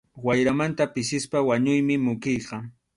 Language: Arequipa-La Unión Quechua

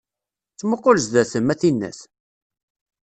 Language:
Kabyle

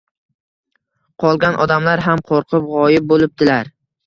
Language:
Uzbek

